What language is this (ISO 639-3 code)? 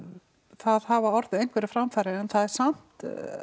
isl